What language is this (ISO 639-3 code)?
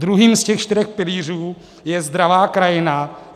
ces